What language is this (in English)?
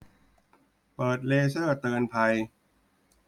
Thai